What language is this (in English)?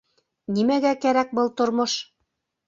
Bashkir